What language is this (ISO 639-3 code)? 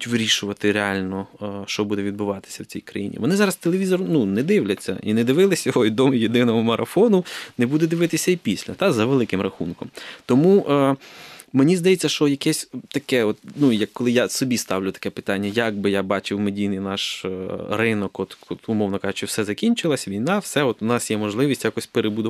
ukr